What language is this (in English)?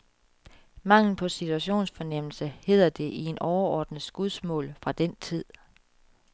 Danish